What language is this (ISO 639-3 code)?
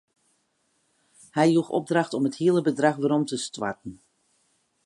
fry